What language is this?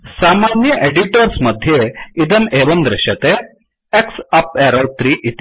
Sanskrit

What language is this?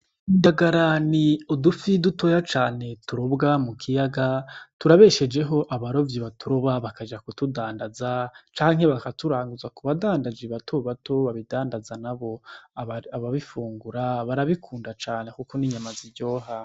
Rundi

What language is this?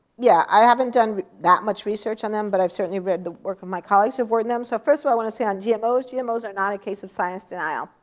English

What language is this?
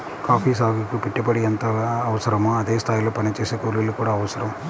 Telugu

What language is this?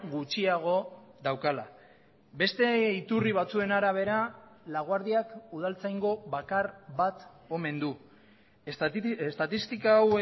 Basque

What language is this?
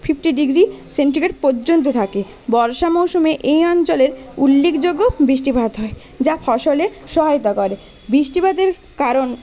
Bangla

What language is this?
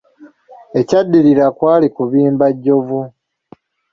Ganda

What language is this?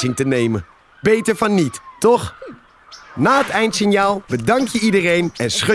Dutch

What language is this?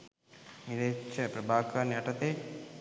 Sinhala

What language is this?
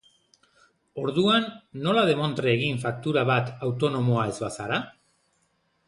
Basque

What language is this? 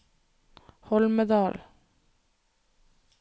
Norwegian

